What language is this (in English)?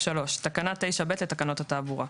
Hebrew